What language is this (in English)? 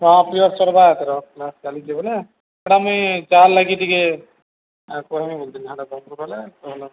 Odia